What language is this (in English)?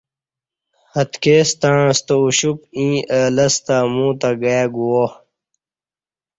Kati